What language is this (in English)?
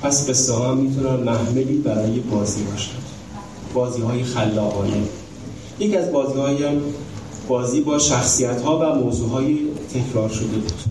Persian